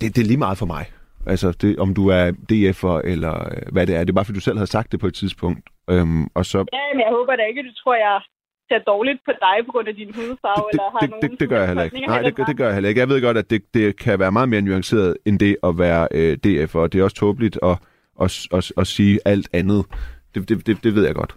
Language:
Danish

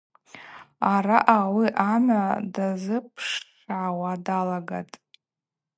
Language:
Abaza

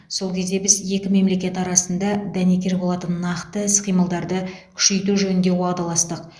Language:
Kazakh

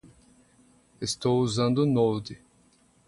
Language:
Portuguese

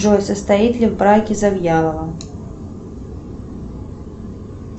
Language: Russian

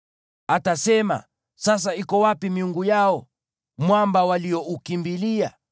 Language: Swahili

